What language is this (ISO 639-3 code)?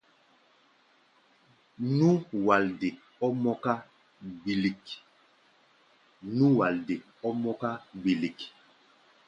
gba